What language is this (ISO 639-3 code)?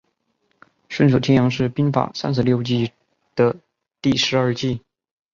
zho